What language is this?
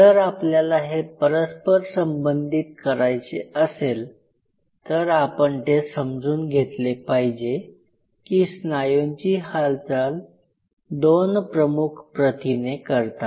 Marathi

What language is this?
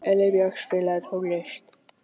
Icelandic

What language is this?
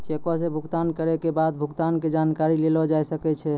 Maithili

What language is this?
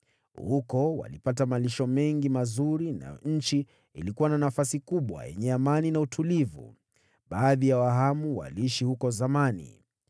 Swahili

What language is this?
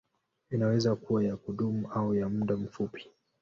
Swahili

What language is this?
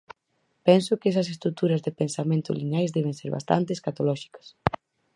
Galician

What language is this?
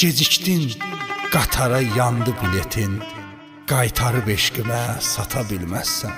Turkish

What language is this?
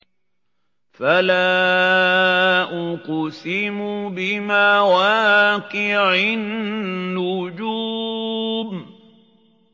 Arabic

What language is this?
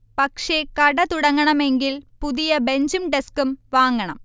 Malayalam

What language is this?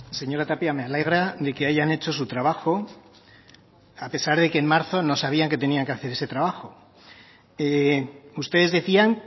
Spanish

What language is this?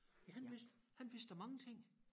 Danish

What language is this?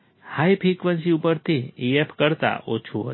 Gujarati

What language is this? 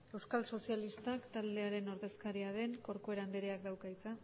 Basque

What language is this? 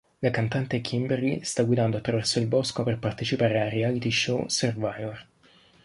Italian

